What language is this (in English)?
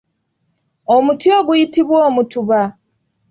Ganda